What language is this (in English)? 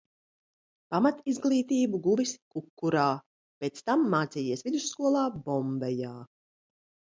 Latvian